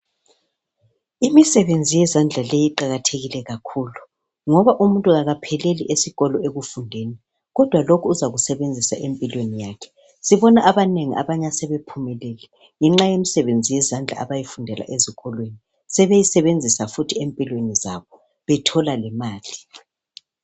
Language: North Ndebele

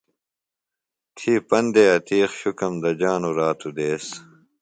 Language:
Phalura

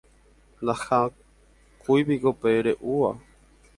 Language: Guarani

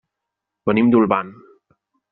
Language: Catalan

